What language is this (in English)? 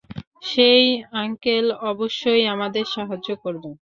Bangla